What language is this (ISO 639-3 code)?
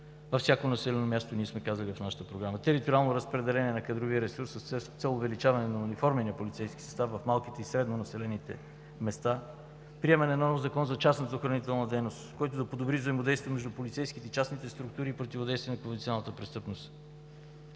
bul